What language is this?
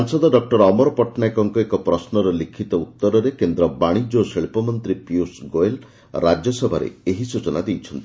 Odia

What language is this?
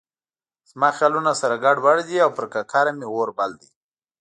Pashto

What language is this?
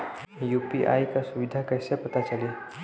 Bhojpuri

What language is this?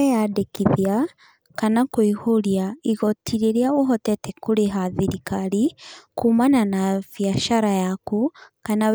Kikuyu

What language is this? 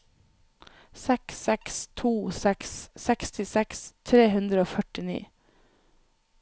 Norwegian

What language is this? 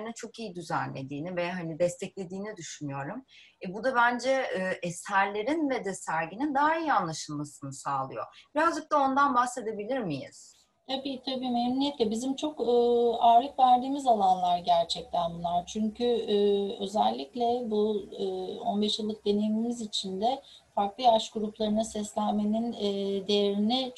Turkish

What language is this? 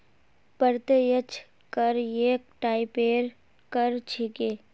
Magahi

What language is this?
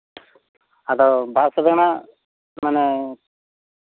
Santali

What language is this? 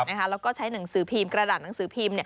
Thai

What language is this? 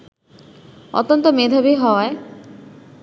Bangla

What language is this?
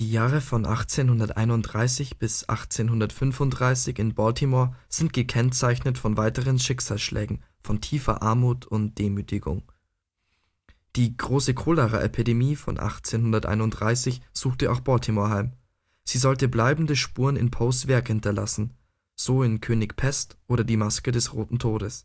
German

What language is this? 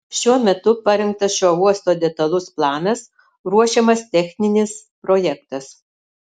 Lithuanian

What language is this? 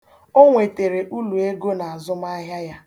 Igbo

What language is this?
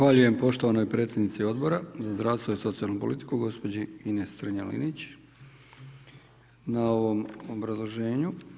Croatian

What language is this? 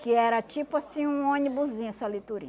Portuguese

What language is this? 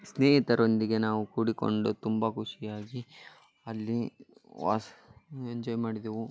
Kannada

